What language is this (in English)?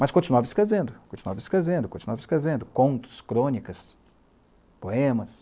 Portuguese